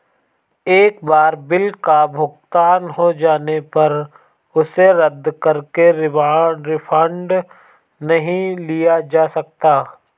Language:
Hindi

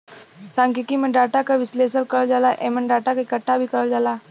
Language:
Bhojpuri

